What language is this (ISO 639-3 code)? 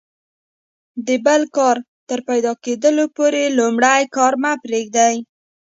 pus